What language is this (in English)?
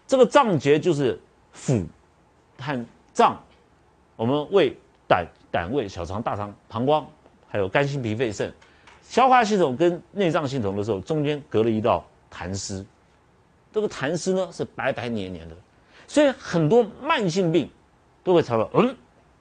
Chinese